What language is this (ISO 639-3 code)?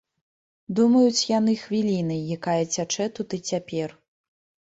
bel